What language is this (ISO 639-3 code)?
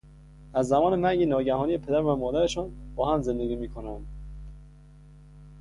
fas